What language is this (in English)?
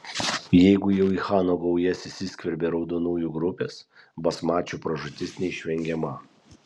Lithuanian